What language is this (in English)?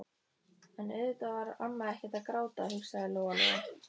Icelandic